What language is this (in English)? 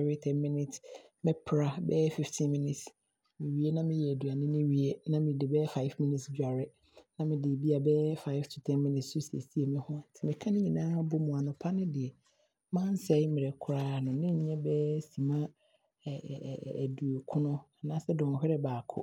Abron